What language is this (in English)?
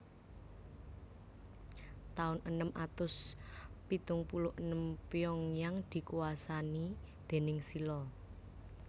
Javanese